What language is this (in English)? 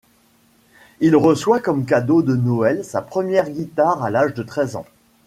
French